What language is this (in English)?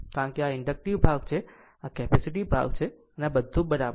Gujarati